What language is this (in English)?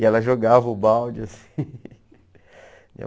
Portuguese